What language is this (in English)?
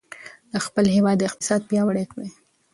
Pashto